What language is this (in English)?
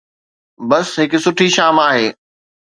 Sindhi